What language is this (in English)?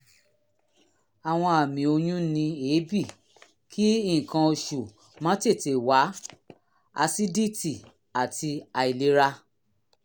Yoruba